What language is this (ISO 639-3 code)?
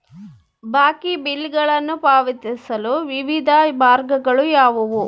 kan